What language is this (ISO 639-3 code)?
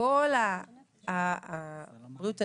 heb